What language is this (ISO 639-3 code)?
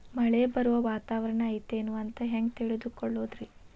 kan